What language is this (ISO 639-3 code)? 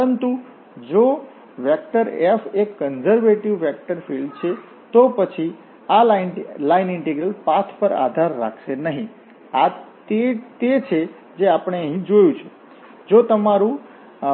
guj